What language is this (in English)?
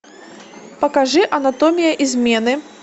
Russian